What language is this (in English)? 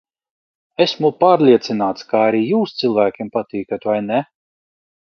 Latvian